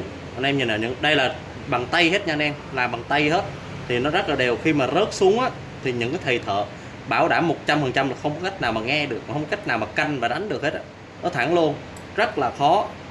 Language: Vietnamese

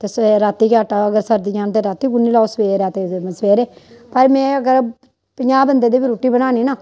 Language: Dogri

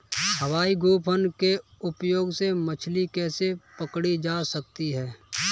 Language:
Hindi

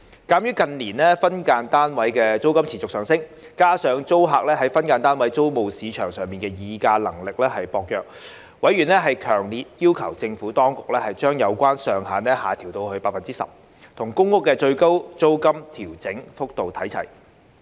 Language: Cantonese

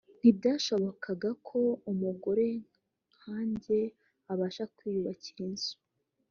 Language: Kinyarwanda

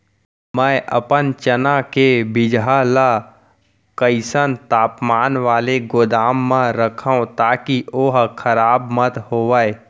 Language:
Chhattisgarhi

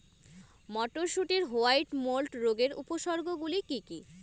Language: Bangla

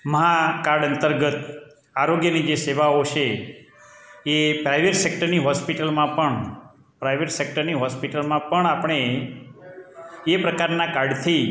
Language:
Gujarati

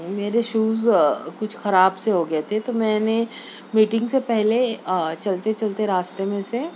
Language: Urdu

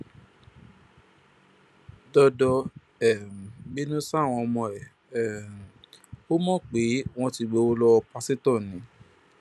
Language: Yoruba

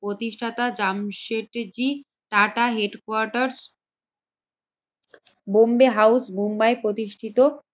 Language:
Bangla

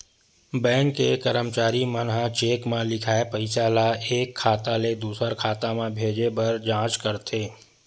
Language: Chhattisgarhi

